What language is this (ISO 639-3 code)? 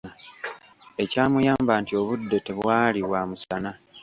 lug